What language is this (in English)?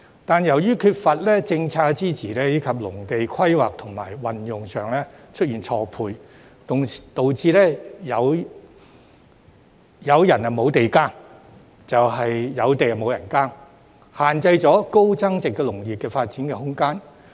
Cantonese